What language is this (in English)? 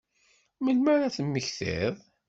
Kabyle